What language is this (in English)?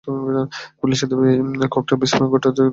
Bangla